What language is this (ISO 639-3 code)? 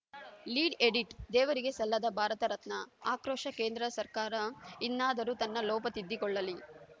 kan